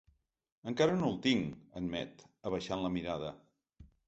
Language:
Catalan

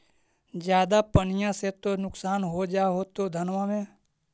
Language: Magahi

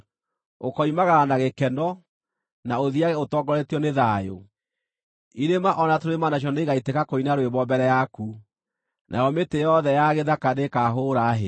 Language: Kikuyu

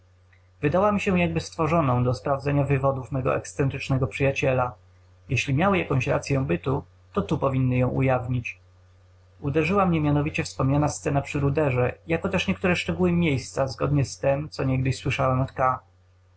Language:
Polish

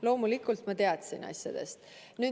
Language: Estonian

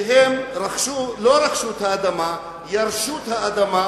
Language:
Hebrew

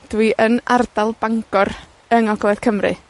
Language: Welsh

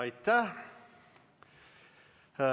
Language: Estonian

